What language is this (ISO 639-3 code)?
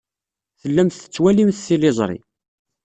kab